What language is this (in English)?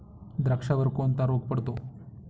Marathi